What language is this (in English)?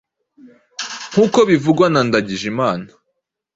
Kinyarwanda